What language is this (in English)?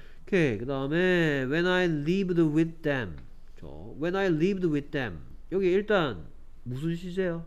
Korean